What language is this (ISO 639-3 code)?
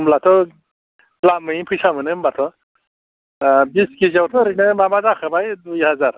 brx